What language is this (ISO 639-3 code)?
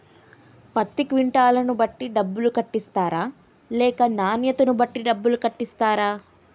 tel